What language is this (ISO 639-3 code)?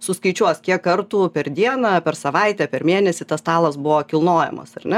lit